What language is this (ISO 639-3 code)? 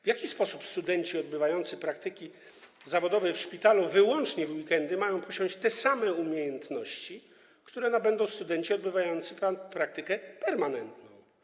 pol